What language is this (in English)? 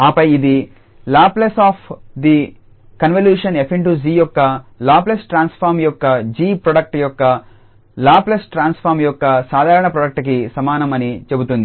Telugu